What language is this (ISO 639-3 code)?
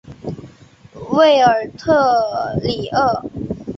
zho